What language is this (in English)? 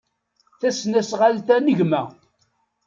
Kabyle